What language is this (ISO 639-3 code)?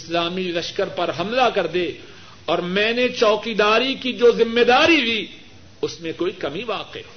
urd